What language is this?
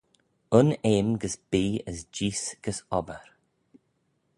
Manx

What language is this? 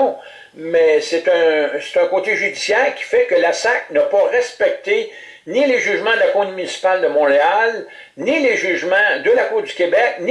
French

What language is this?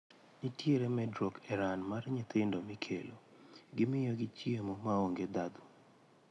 Luo (Kenya and Tanzania)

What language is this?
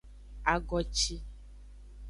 Aja (Benin)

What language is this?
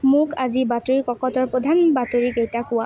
Assamese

